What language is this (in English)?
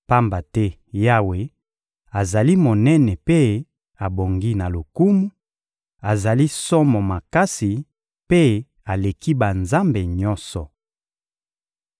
Lingala